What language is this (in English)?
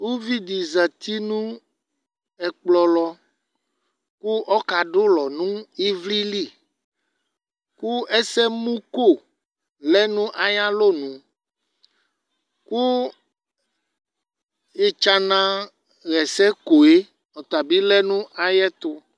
Ikposo